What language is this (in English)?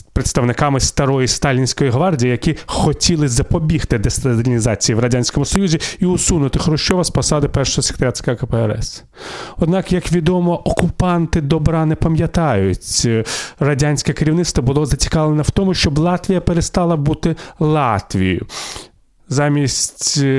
Ukrainian